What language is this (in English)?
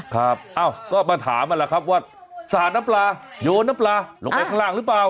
Thai